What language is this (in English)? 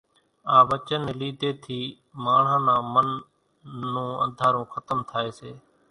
Kachi Koli